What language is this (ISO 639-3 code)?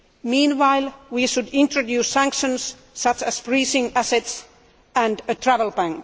eng